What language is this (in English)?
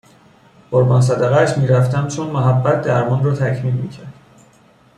Persian